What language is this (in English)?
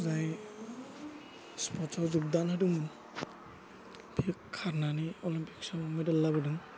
Bodo